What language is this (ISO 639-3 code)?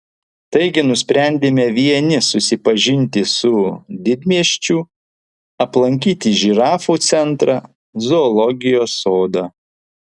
lit